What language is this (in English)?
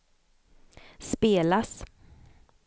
Swedish